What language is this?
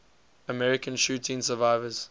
English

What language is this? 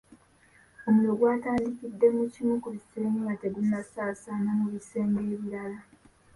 Ganda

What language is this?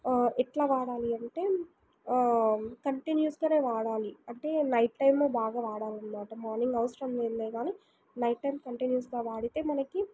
Telugu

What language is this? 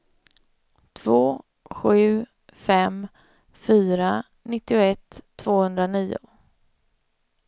Swedish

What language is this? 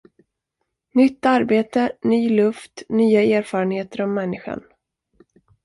Swedish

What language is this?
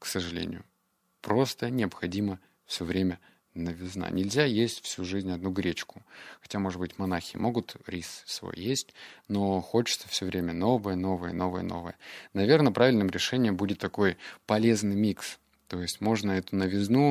Russian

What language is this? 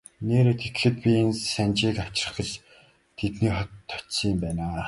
Mongolian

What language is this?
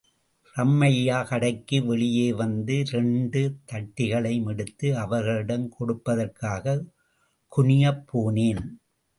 Tamil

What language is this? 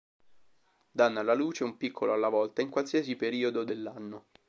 Italian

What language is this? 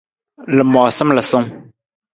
Nawdm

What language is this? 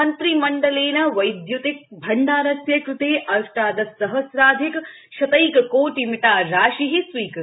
Sanskrit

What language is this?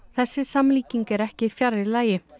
Icelandic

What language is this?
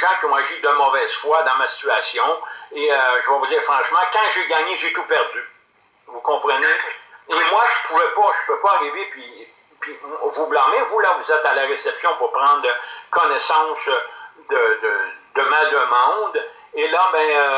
French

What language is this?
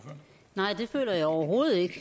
Danish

